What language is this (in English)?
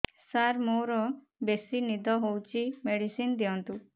Odia